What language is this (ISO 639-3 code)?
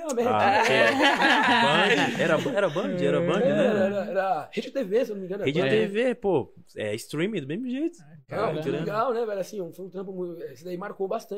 por